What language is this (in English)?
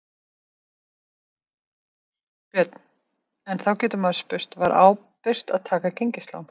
Icelandic